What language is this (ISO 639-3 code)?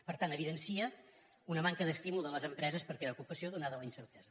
cat